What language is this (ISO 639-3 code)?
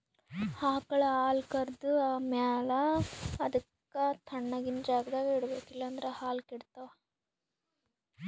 kan